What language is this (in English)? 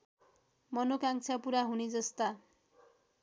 Nepali